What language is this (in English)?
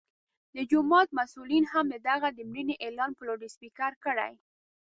Pashto